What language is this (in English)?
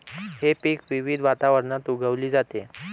Marathi